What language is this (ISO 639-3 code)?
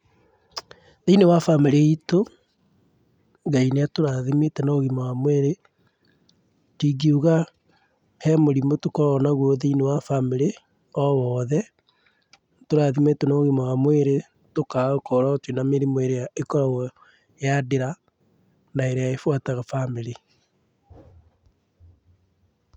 kik